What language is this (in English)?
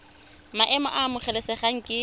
Tswana